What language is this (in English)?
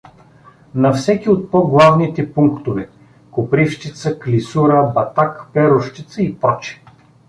Bulgarian